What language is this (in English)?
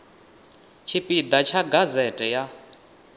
Venda